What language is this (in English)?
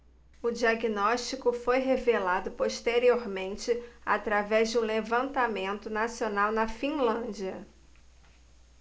Portuguese